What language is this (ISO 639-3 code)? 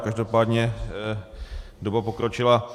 ces